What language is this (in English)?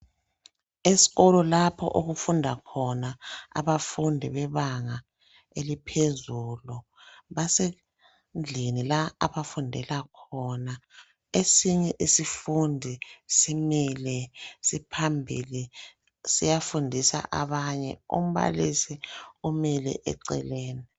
North Ndebele